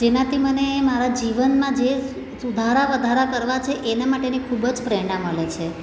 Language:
Gujarati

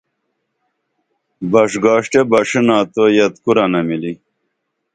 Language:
Dameli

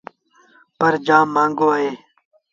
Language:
Sindhi Bhil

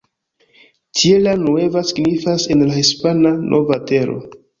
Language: Esperanto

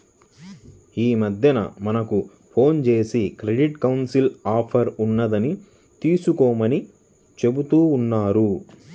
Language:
Telugu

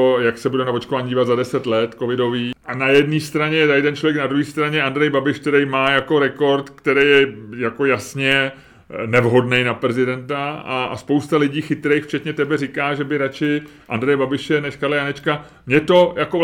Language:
Czech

